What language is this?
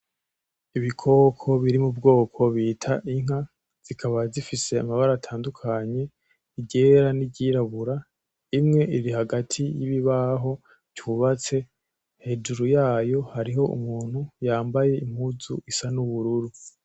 Rundi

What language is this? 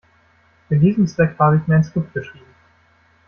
German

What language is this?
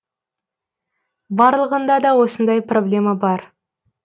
Kazakh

